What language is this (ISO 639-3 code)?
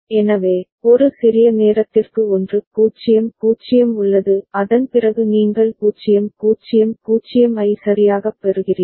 tam